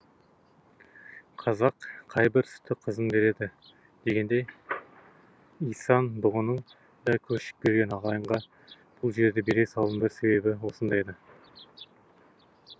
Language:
Kazakh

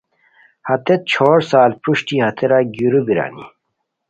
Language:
Khowar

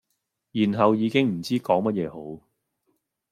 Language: Cantonese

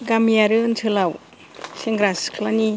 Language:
Bodo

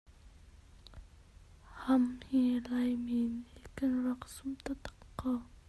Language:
Hakha Chin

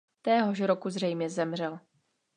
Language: Czech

